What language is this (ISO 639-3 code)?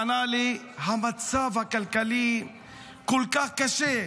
heb